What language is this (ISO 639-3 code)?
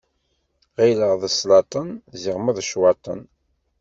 kab